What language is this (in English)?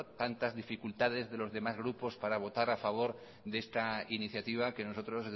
Spanish